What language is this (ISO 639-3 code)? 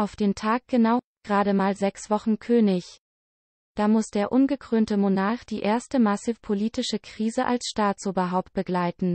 deu